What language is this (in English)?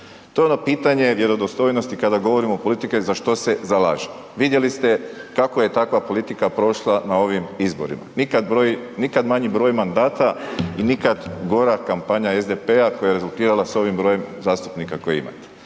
Croatian